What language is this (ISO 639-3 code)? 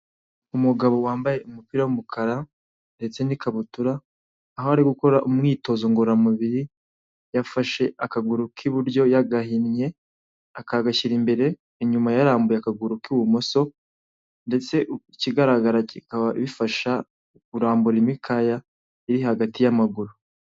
kin